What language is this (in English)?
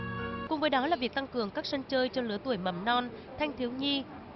Vietnamese